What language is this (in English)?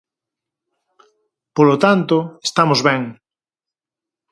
Galician